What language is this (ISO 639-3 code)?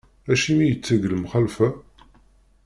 kab